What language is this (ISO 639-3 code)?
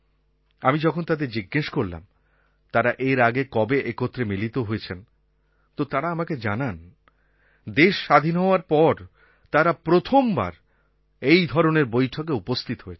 ben